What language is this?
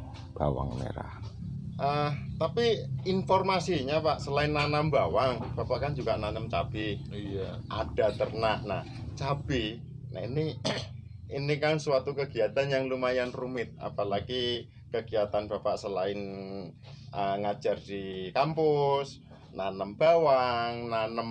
Indonesian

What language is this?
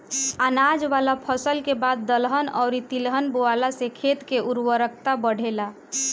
Bhojpuri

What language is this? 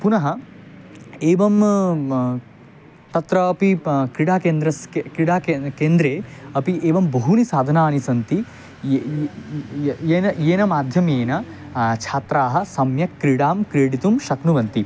Sanskrit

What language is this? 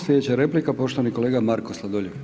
Croatian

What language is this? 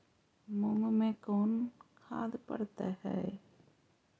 Magahi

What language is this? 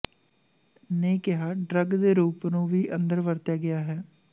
Punjabi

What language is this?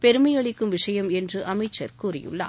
Tamil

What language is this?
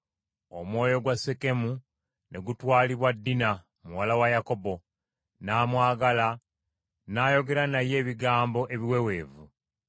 Ganda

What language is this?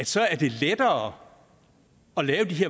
Danish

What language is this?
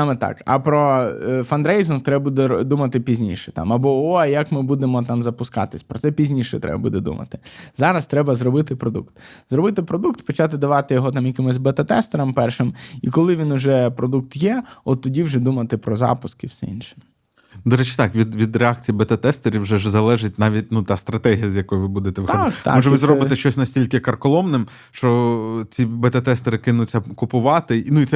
Ukrainian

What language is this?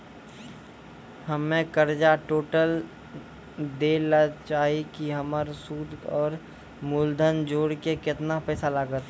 Maithili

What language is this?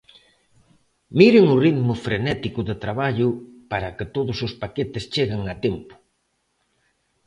Galician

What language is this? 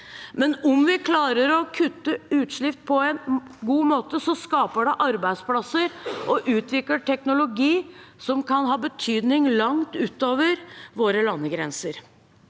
Norwegian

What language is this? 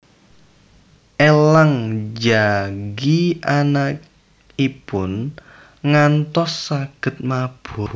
Javanese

